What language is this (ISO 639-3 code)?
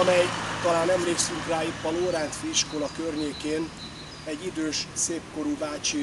hun